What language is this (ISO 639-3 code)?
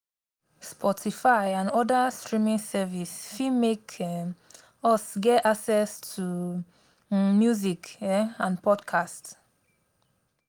pcm